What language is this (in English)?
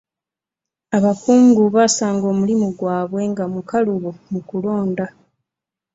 Ganda